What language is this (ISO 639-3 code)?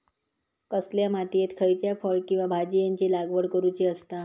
mar